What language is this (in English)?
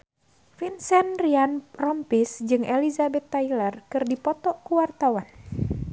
Sundanese